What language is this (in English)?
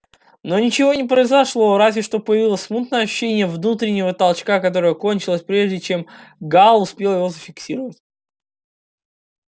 Russian